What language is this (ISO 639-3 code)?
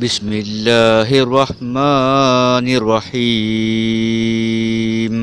msa